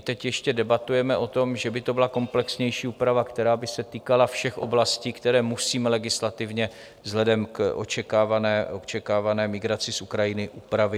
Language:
Czech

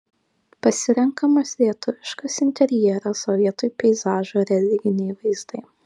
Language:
Lithuanian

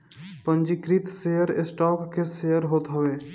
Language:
Bhojpuri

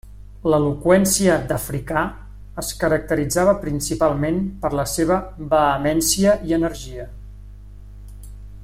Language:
Catalan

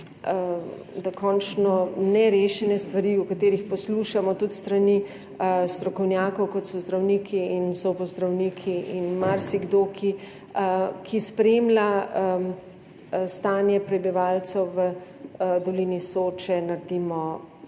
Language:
Slovenian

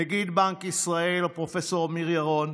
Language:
Hebrew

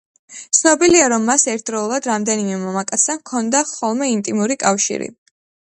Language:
Georgian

